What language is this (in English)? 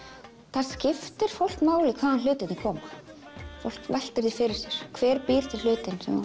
Icelandic